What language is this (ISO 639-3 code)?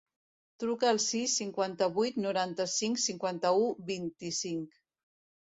cat